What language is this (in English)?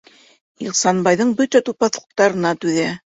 Bashkir